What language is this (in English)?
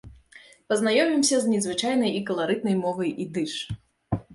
Belarusian